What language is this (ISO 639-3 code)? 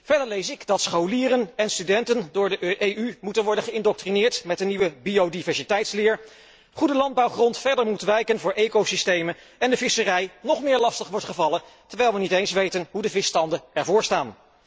nld